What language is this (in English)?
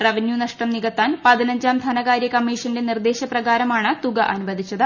Malayalam